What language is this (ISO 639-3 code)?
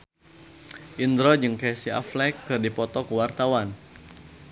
sun